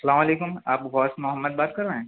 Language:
Urdu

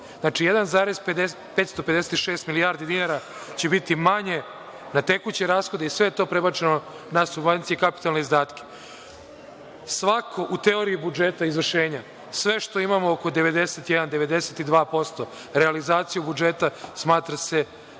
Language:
Serbian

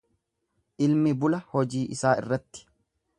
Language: Oromo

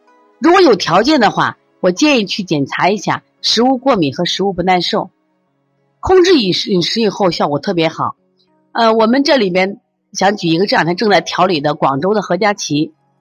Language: Chinese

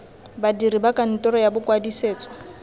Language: Tswana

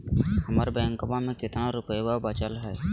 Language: Magahi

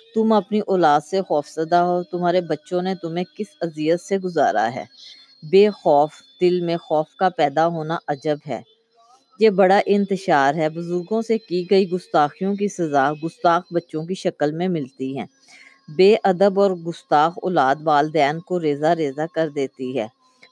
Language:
Urdu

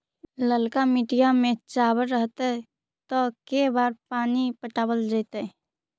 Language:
Magahi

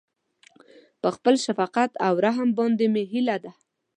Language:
Pashto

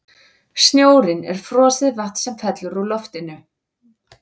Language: Icelandic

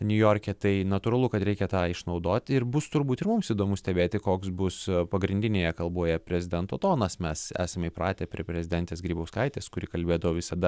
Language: Lithuanian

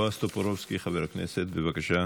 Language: Hebrew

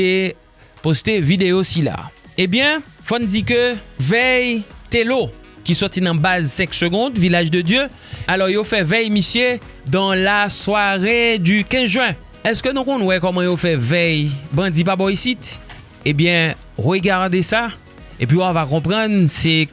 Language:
French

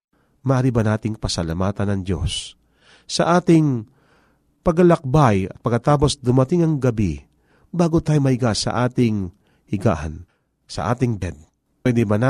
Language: Filipino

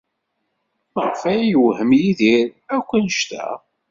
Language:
Kabyle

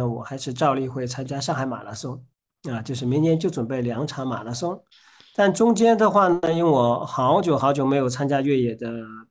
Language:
Chinese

